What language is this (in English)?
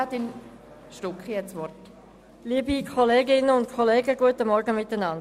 Swiss German